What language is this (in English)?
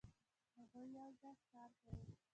Pashto